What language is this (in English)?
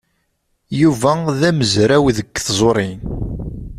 Kabyle